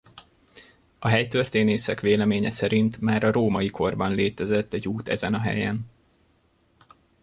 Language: Hungarian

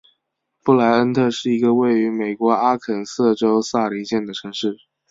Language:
Chinese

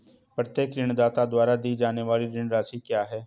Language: Hindi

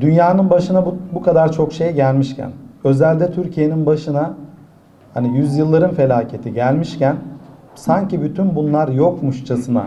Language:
Turkish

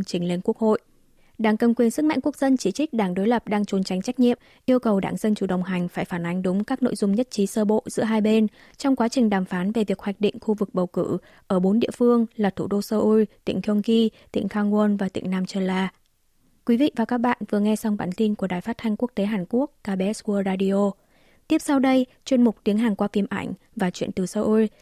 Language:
Vietnamese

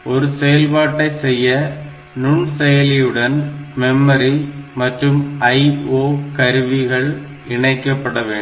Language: Tamil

